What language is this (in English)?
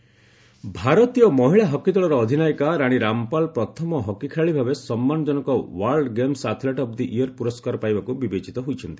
Odia